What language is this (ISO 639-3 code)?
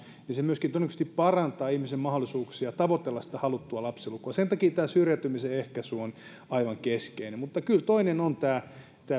fin